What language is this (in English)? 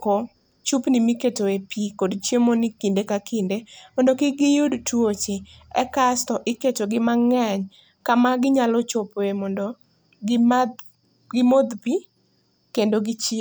Luo (Kenya and Tanzania)